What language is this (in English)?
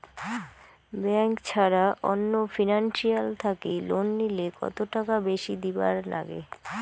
Bangla